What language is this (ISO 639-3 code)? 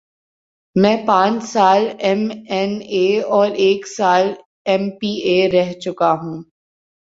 urd